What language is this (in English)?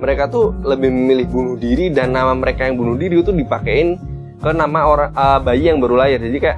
Indonesian